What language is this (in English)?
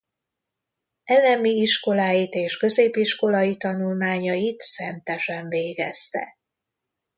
Hungarian